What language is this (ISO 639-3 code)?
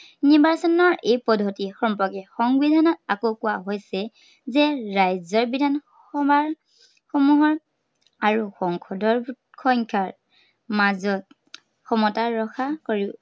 asm